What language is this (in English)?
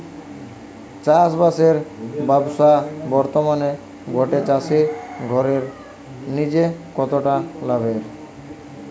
Bangla